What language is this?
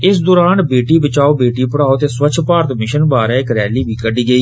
Dogri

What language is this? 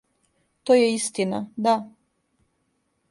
Serbian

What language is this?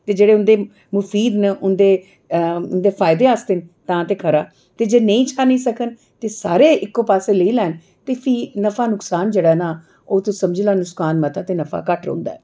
Dogri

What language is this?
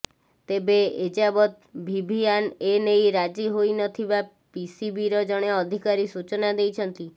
Odia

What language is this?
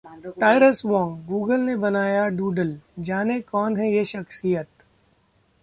Hindi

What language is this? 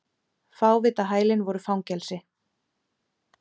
Icelandic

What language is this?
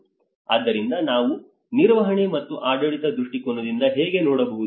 Kannada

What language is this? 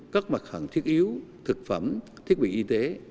Vietnamese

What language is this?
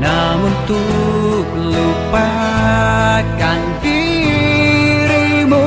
Indonesian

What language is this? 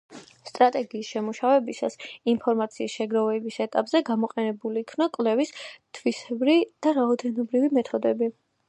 Georgian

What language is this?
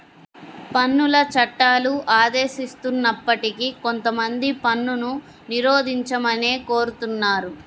Telugu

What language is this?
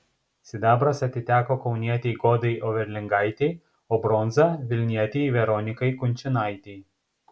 Lithuanian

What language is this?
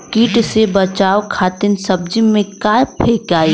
Bhojpuri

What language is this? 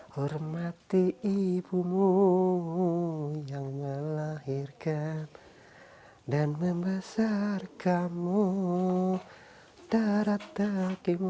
Indonesian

